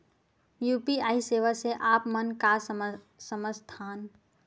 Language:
Chhattisgarhi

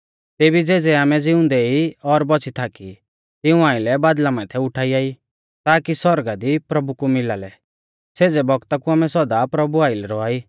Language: Mahasu Pahari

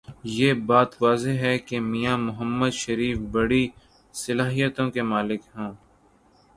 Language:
Urdu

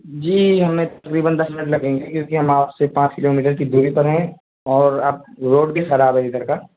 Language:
Urdu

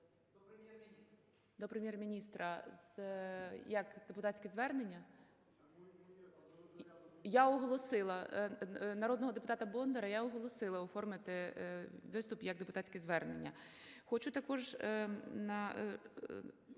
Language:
Ukrainian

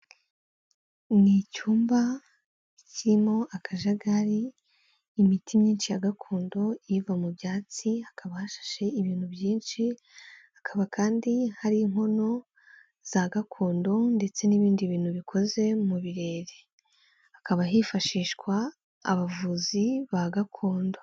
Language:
Kinyarwanda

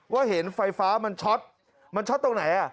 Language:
Thai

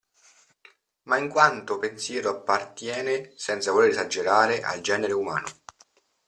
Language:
Italian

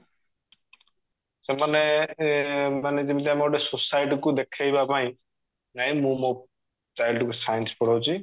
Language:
Odia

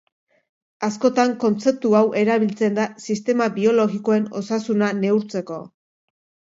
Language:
Basque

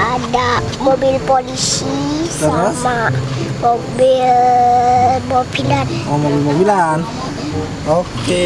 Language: Indonesian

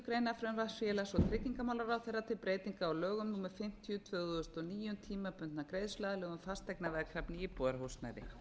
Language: Icelandic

